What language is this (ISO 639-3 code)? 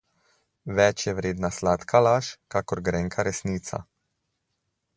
slv